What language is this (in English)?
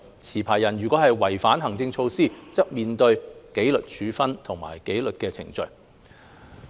Cantonese